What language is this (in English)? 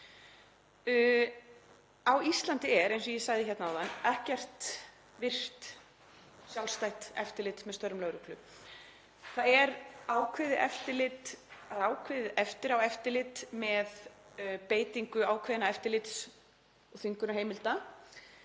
Icelandic